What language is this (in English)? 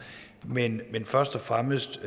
Danish